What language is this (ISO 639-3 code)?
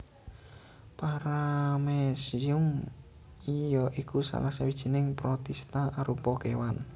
jav